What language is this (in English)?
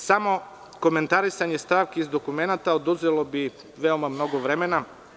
Serbian